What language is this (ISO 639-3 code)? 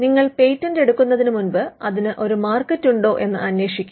mal